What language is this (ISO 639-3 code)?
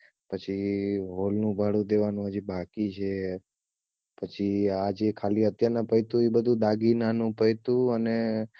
guj